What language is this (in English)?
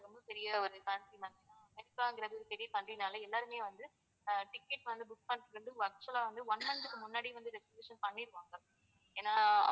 Tamil